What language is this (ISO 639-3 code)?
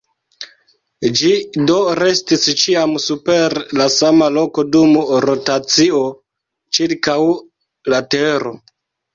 epo